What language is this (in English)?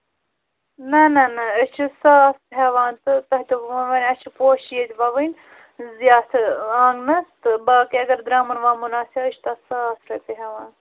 Kashmiri